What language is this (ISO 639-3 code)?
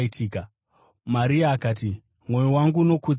sna